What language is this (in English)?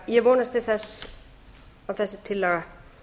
Icelandic